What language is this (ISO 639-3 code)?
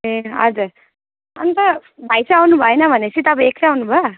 nep